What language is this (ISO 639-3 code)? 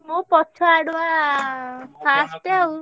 ori